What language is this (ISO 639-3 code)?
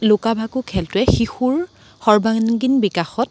asm